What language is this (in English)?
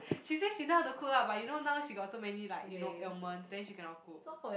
English